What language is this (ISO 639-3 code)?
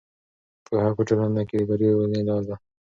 pus